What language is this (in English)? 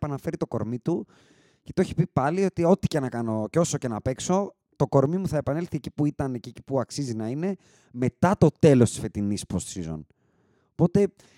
Greek